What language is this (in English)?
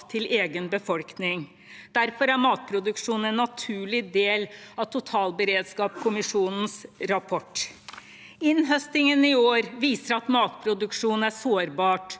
Norwegian